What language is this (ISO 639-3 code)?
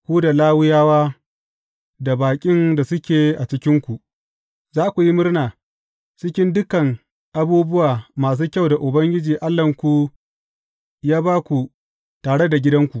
hau